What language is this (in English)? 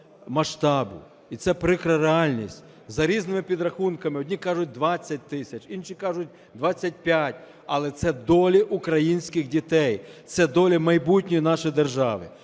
Ukrainian